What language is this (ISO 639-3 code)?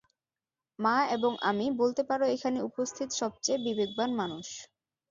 ben